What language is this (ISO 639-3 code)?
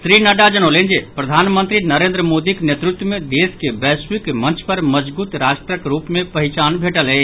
mai